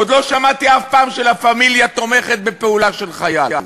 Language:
Hebrew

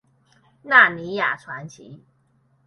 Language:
Chinese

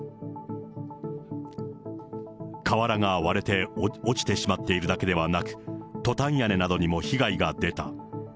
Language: Japanese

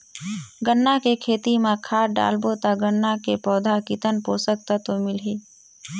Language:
Chhattisgarhi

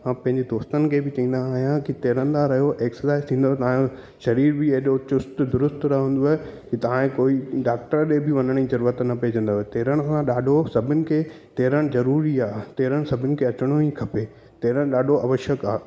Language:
Sindhi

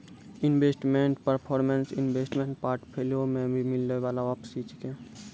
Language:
Maithili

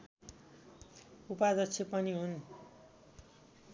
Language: Nepali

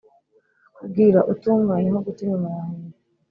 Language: Kinyarwanda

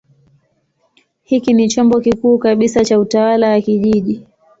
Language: Swahili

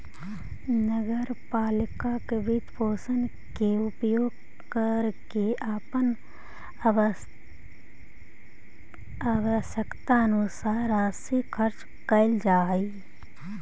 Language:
Magahi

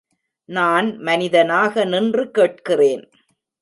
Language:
Tamil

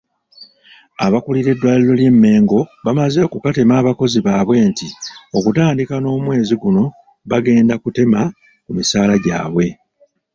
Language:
Ganda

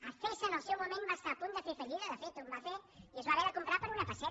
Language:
Catalan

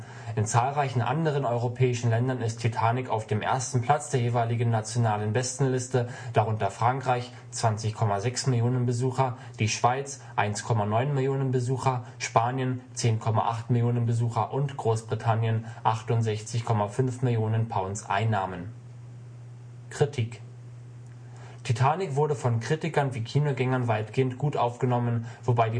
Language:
German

